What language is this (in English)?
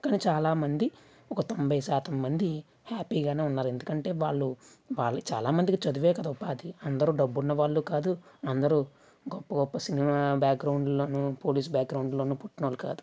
Telugu